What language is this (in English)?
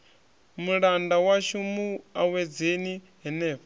Venda